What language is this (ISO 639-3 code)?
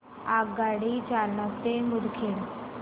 mar